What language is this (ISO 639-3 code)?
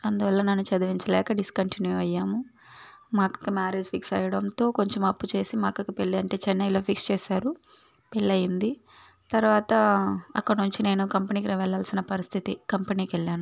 tel